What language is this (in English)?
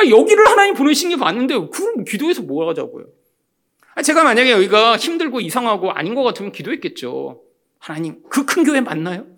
Korean